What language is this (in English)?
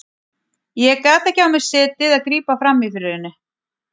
Icelandic